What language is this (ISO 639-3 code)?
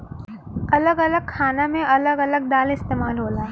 bho